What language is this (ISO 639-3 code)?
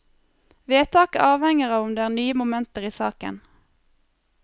nor